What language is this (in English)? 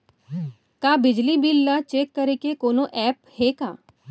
Chhattisgarhi